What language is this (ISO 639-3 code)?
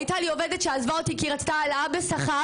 heb